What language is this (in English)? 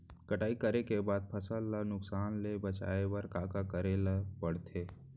Chhattisgarhi